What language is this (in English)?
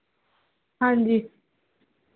Punjabi